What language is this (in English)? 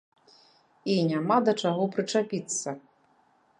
Belarusian